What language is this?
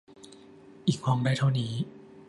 Thai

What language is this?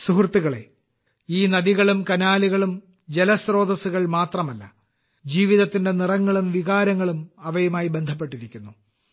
Malayalam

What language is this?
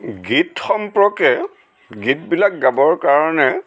Assamese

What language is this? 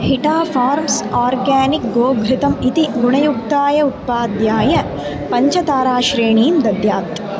Sanskrit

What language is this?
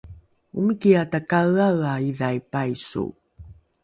Rukai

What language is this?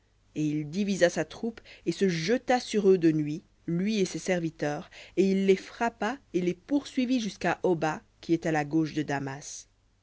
French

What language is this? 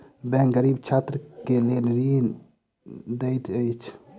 Maithili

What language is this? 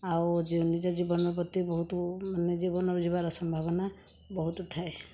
Odia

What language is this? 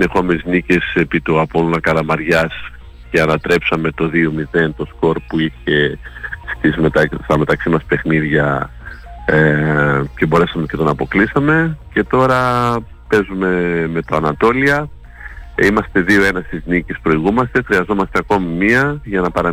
Greek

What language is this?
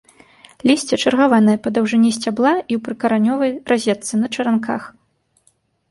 Belarusian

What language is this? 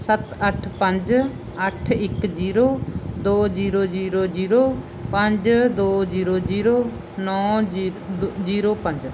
Punjabi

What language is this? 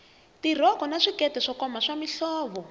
Tsonga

